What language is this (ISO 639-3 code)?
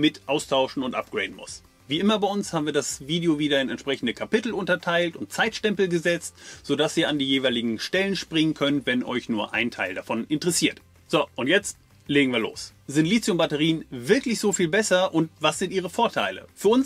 deu